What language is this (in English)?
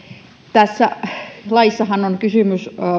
Finnish